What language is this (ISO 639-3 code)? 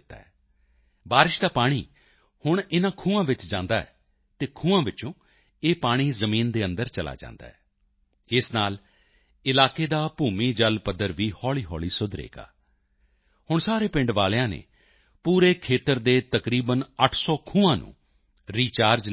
pan